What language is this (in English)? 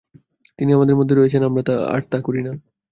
Bangla